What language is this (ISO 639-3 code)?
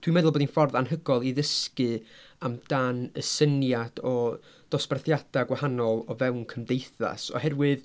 cym